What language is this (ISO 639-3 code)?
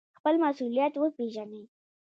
pus